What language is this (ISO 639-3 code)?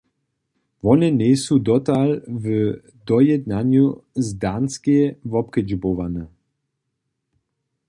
hsb